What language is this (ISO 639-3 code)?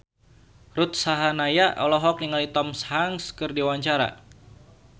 sun